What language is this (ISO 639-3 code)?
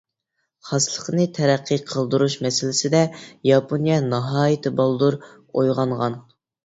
uig